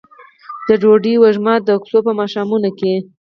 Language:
Pashto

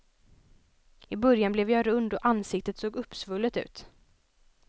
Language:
Swedish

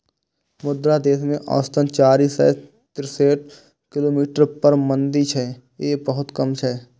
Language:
Maithili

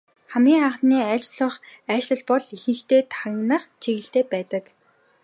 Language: Mongolian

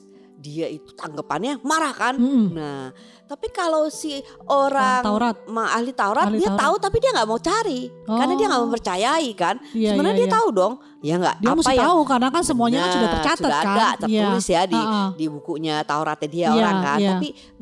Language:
Indonesian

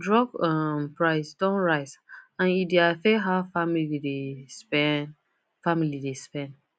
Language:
Nigerian Pidgin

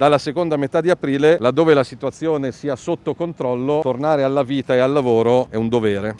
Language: Italian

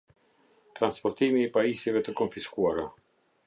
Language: Albanian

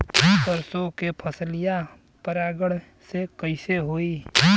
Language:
Bhojpuri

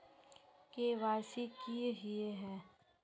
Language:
Magahi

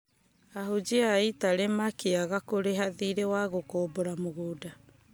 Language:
Kikuyu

